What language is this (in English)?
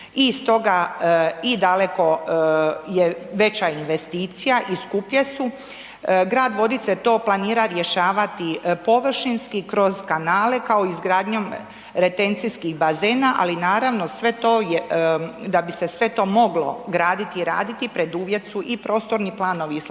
Croatian